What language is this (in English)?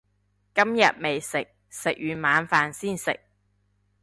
Cantonese